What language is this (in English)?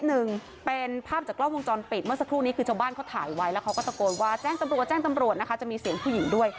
Thai